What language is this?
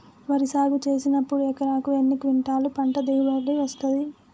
Telugu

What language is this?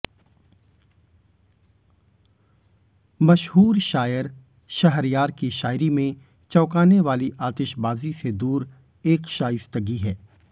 Hindi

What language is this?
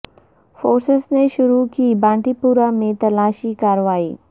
Urdu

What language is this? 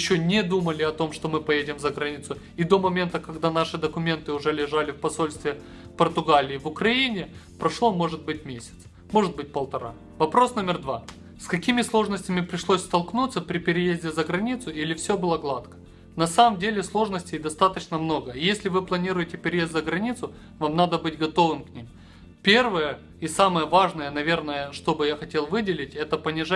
Russian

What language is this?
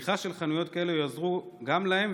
Hebrew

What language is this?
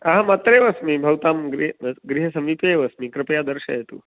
Sanskrit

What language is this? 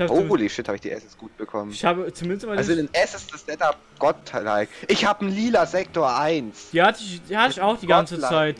German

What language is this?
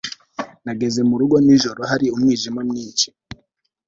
Kinyarwanda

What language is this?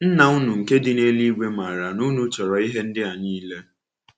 Igbo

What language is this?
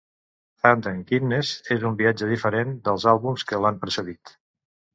Catalan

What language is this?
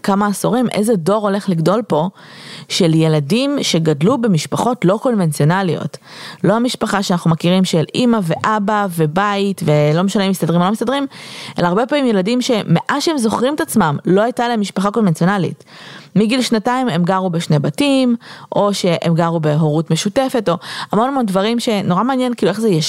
Hebrew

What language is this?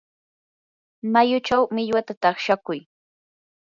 Yanahuanca Pasco Quechua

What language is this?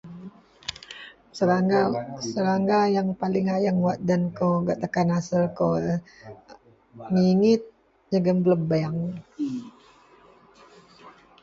Central Melanau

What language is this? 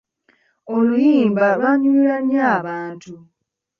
Ganda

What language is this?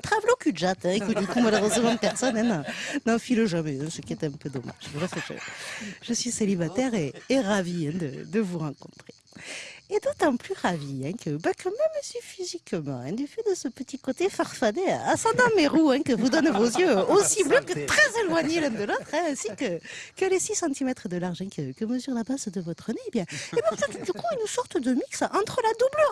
French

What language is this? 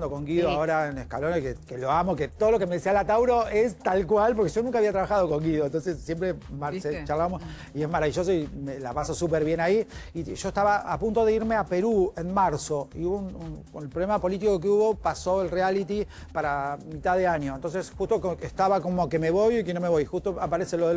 Spanish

